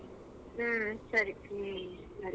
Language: Kannada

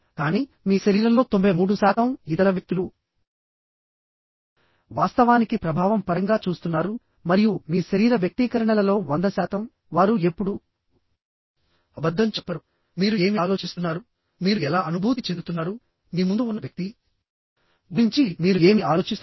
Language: Telugu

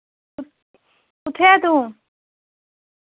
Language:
Dogri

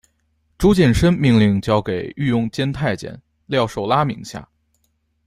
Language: Chinese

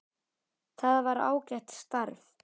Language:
Icelandic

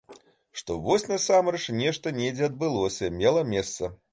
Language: Belarusian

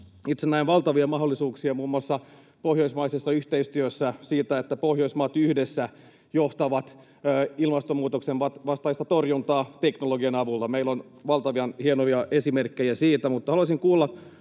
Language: Finnish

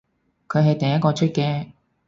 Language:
Cantonese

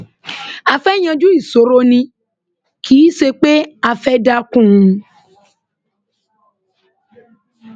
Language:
Yoruba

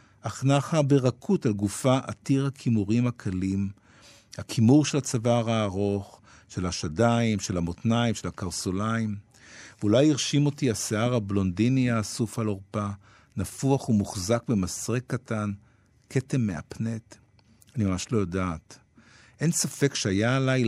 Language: Hebrew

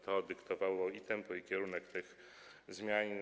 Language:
Polish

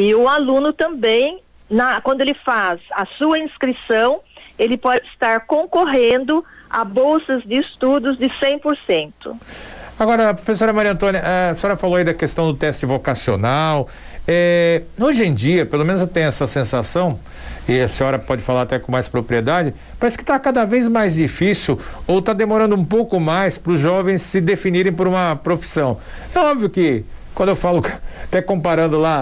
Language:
Portuguese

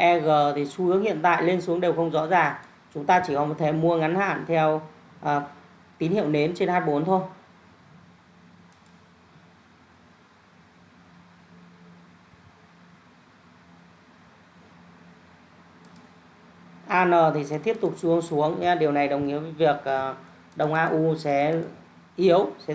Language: Vietnamese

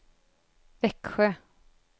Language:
Swedish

